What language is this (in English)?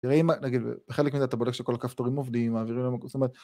Hebrew